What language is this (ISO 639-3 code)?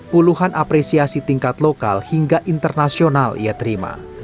ind